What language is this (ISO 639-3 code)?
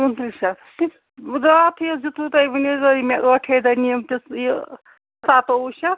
kas